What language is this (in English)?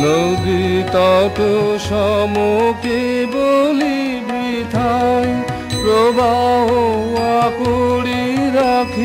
Hindi